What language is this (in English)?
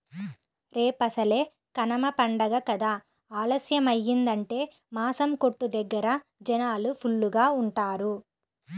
Telugu